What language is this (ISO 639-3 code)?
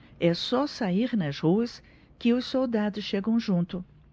por